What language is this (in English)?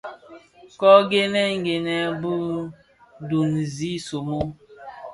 Bafia